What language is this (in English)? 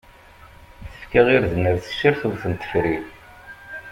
Kabyle